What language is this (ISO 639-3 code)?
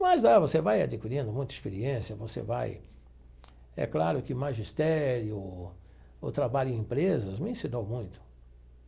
por